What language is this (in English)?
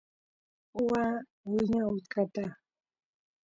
Santiago del Estero Quichua